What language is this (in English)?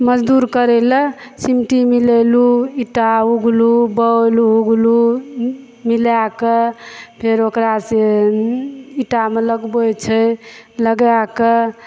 Maithili